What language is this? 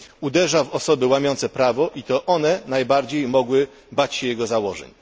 Polish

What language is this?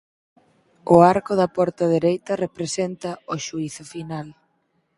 Galician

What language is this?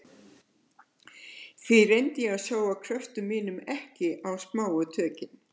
Icelandic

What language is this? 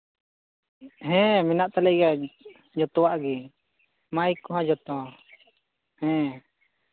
Santali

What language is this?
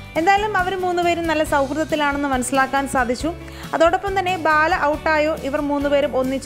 Malayalam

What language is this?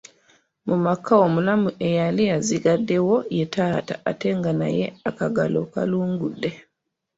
Ganda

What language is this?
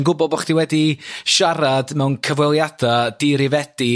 Welsh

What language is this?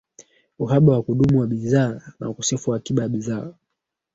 Swahili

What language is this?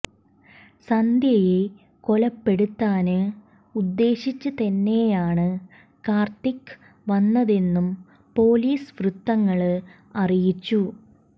Malayalam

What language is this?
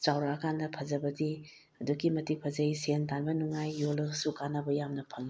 Manipuri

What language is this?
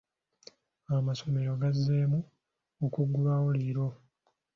Ganda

